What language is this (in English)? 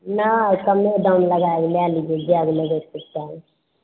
Maithili